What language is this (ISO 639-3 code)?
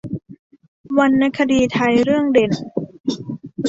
tha